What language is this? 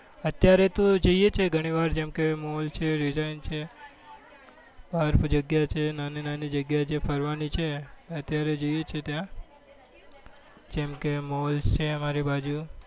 Gujarati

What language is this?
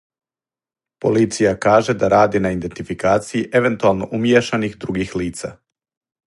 Serbian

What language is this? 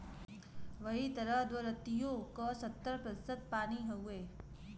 Bhojpuri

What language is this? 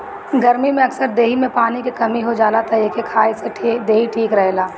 Bhojpuri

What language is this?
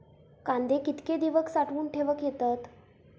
Marathi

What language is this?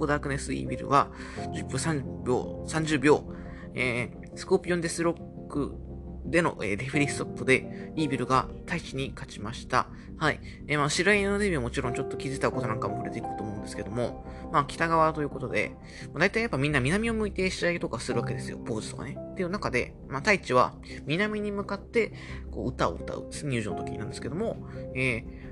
Japanese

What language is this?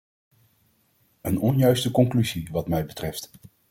Dutch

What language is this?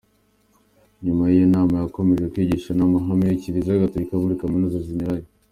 Kinyarwanda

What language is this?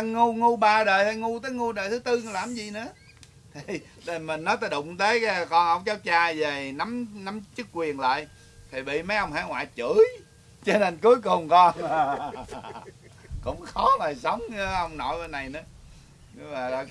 Vietnamese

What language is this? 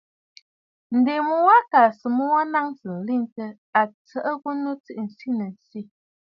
Bafut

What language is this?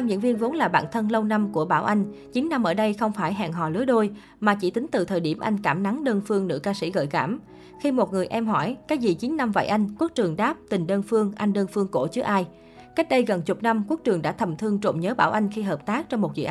Vietnamese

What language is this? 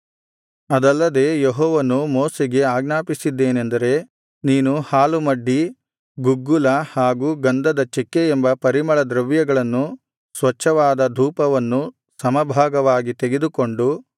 Kannada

